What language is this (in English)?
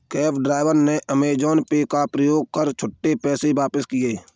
Hindi